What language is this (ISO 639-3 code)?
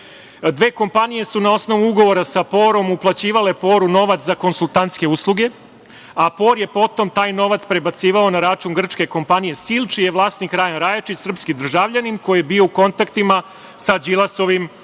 srp